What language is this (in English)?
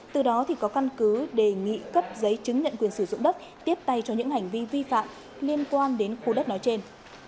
Vietnamese